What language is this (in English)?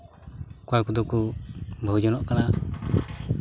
Santali